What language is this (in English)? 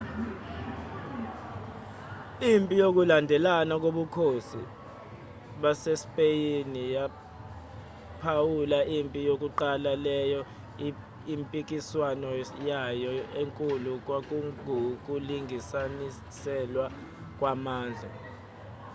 Zulu